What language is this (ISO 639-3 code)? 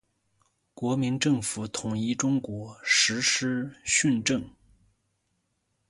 zho